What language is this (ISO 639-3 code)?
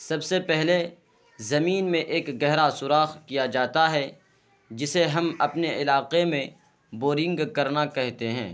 urd